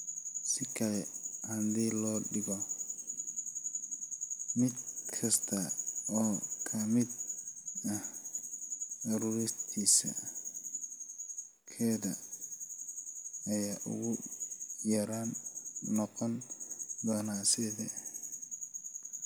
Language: Somali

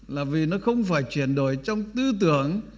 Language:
Vietnamese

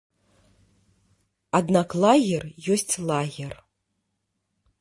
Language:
Belarusian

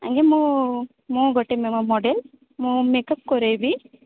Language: Odia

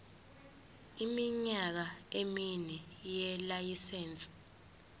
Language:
Zulu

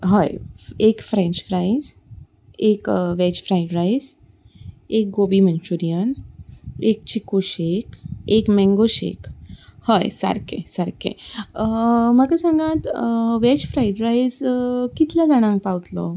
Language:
Konkani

